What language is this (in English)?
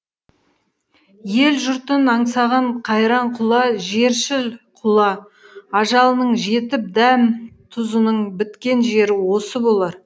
Kazakh